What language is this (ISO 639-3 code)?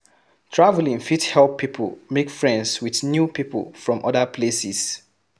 pcm